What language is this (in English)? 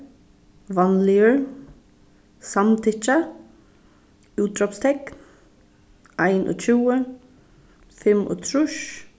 Faroese